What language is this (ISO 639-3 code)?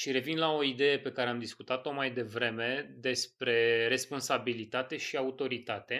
ron